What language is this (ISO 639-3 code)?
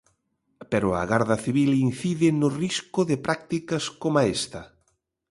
glg